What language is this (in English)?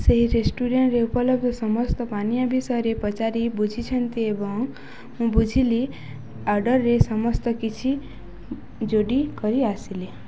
Odia